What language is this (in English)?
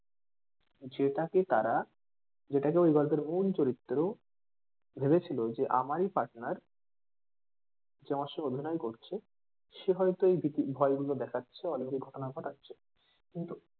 Bangla